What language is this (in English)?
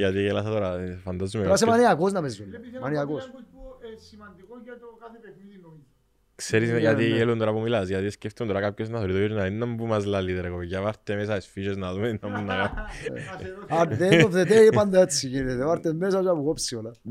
Greek